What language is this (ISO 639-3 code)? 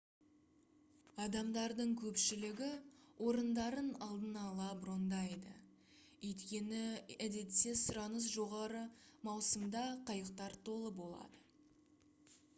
kaz